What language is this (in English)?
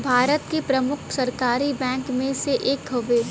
Bhojpuri